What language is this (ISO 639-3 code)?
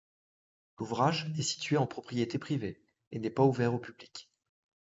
fra